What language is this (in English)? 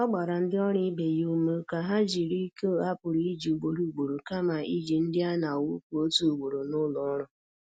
Igbo